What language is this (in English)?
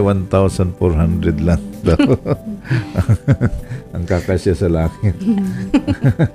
Filipino